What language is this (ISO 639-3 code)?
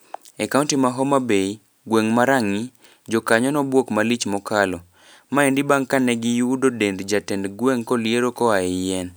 luo